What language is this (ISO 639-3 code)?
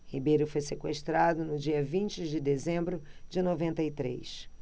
por